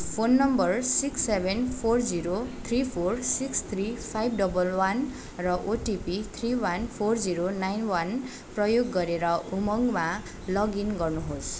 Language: Nepali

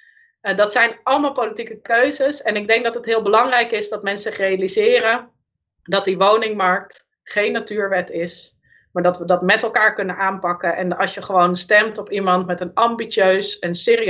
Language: Dutch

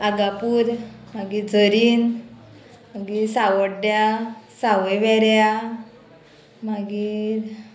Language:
Konkani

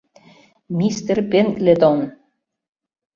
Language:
Mari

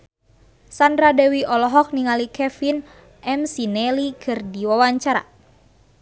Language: Sundanese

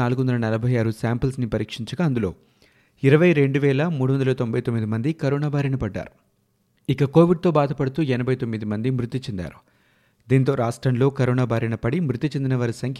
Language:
Telugu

